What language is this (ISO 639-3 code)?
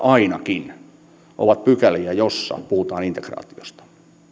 fin